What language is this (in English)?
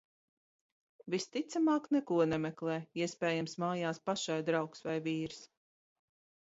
Latvian